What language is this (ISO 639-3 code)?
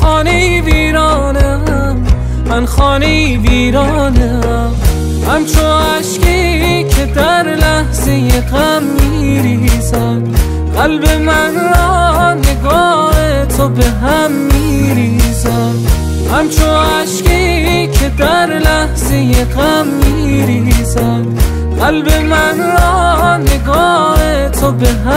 fas